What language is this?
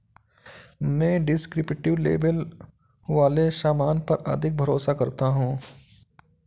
Hindi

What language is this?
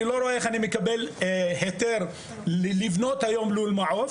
Hebrew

